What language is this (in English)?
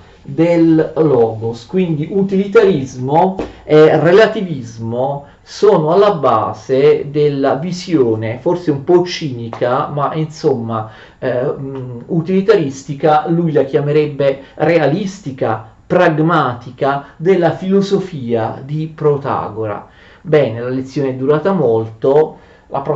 Italian